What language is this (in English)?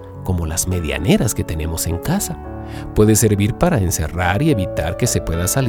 Spanish